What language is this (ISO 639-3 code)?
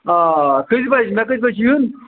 kas